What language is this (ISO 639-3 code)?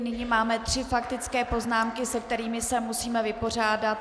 ces